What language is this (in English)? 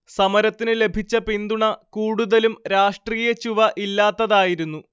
Malayalam